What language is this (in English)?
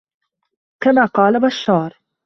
Arabic